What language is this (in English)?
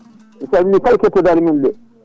Fula